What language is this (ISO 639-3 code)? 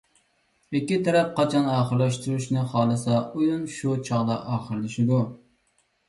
uig